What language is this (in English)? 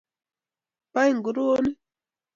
Kalenjin